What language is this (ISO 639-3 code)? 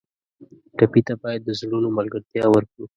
pus